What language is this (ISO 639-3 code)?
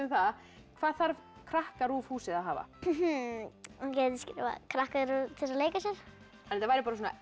isl